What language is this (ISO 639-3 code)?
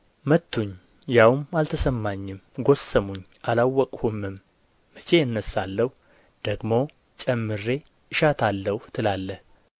amh